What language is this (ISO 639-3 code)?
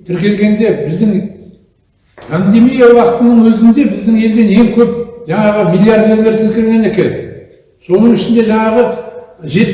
tur